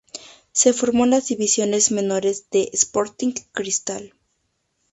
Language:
Spanish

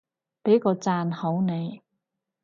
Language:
Cantonese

